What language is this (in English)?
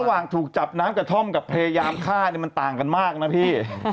Thai